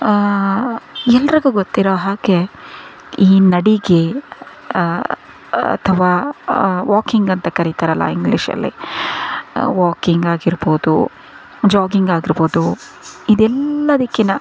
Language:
Kannada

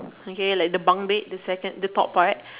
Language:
English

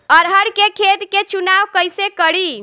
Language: Bhojpuri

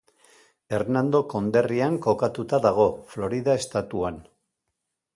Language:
Basque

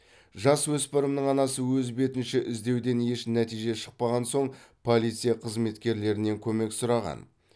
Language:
Kazakh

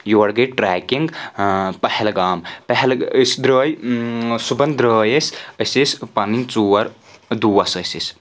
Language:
Kashmiri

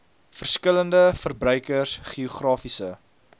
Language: Afrikaans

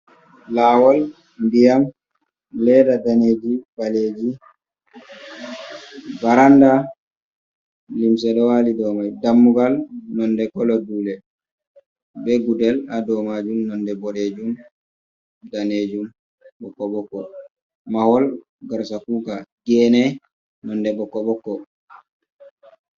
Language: Fula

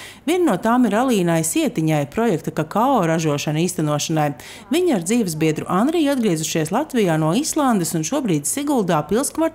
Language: Latvian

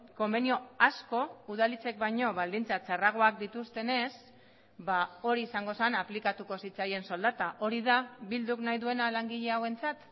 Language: Basque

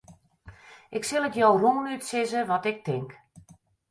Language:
Western Frisian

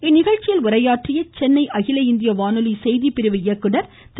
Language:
Tamil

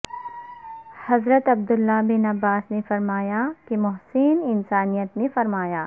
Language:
Urdu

